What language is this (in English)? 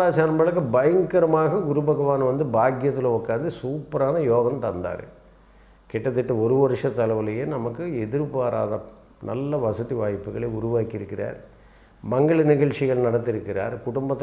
Korean